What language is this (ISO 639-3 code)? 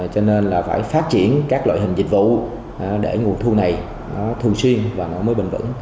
vie